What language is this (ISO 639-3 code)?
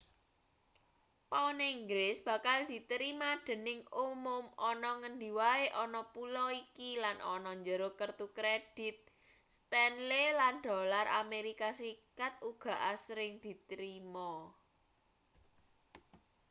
jav